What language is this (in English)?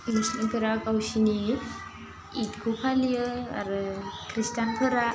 Bodo